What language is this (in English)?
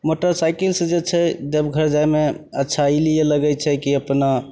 Maithili